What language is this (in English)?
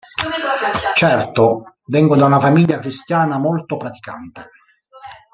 Italian